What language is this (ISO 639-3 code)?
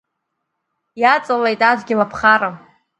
abk